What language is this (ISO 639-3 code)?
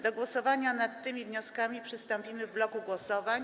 pol